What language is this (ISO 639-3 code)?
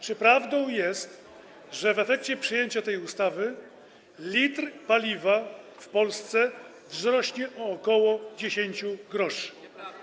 pol